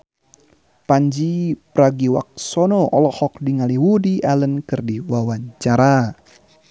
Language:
Sundanese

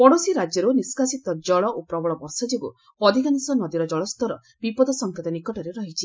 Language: Odia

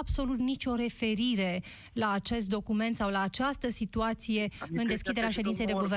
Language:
Romanian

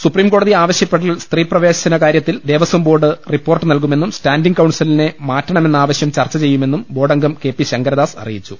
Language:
Malayalam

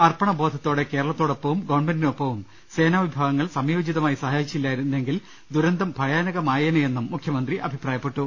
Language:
Malayalam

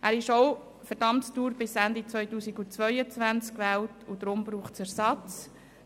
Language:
Swiss German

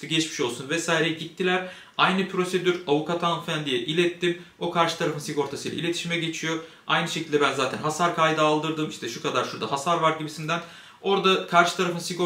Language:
Turkish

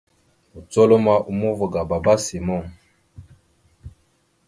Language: Mada (Cameroon)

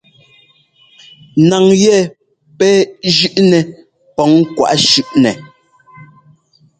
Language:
Ngomba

